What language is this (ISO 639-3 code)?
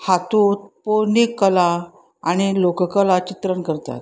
kok